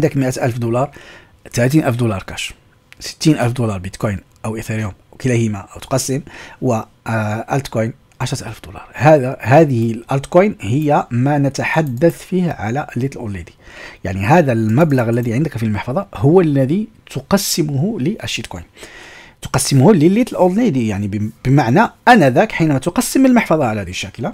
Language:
Arabic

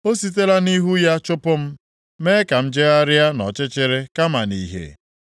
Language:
Igbo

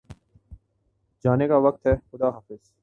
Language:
Urdu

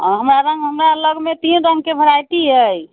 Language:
Maithili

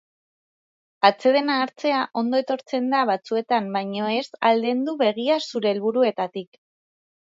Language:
Basque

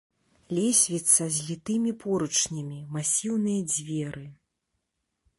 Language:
Belarusian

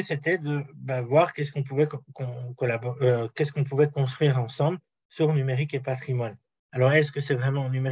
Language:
French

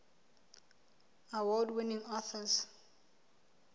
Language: Southern Sotho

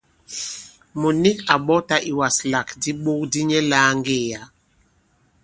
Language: Bankon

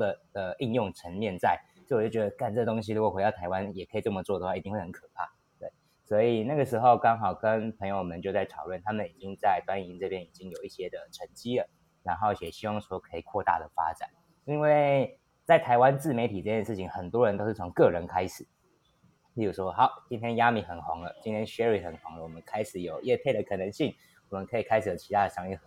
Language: Chinese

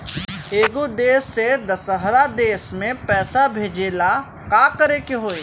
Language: Bhojpuri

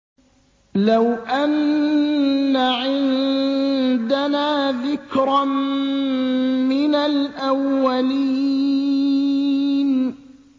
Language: Arabic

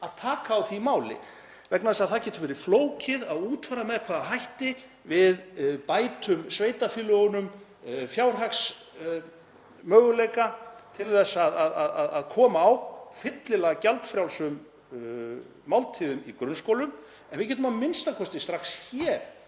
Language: Icelandic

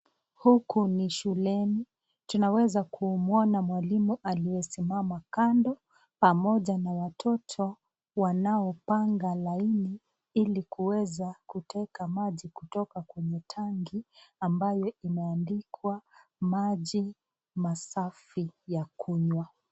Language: Swahili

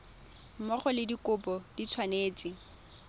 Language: Tswana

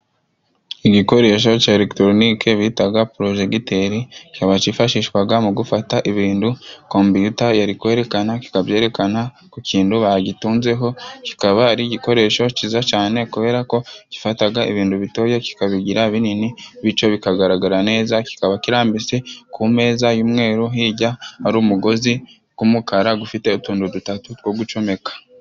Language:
Kinyarwanda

